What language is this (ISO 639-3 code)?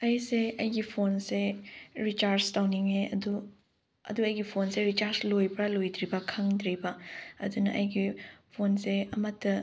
mni